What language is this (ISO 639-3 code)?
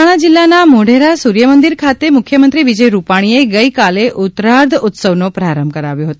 guj